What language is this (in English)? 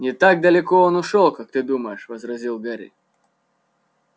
Russian